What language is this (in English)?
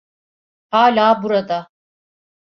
Turkish